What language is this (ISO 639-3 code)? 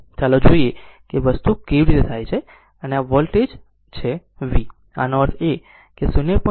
guj